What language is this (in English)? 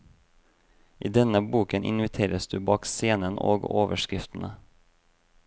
Norwegian